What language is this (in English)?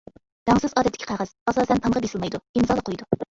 Uyghur